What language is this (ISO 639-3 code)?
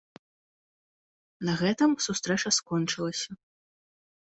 bel